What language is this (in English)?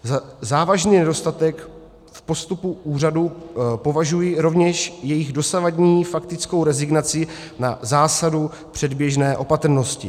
Czech